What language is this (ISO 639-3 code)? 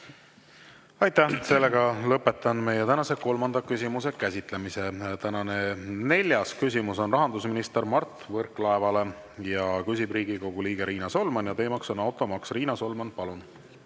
est